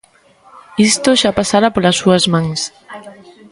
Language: Galician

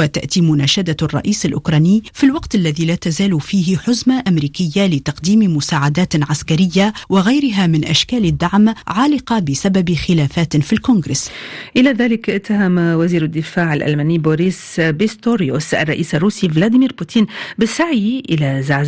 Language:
Arabic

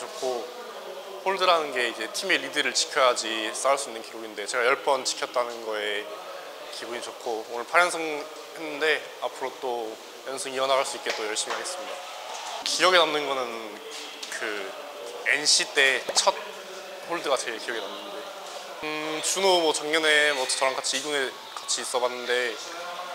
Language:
Korean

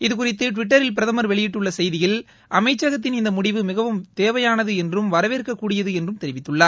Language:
Tamil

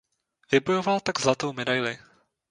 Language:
Czech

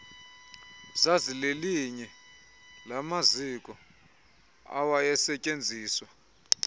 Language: Xhosa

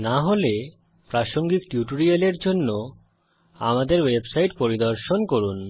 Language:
Bangla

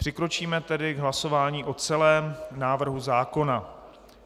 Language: Czech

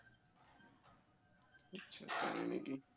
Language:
Bangla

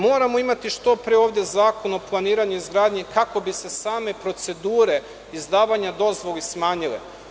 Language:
Serbian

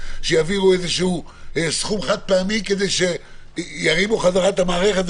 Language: Hebrew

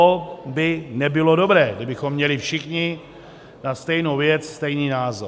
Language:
Czech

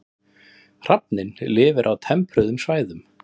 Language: Icelandic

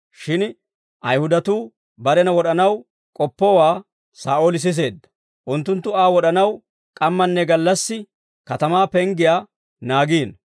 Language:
Dawro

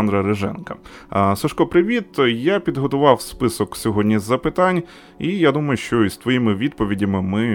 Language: Ukrainian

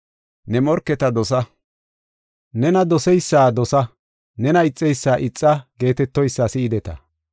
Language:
Gofa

